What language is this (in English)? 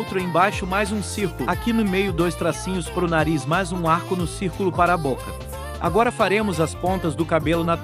Portuguese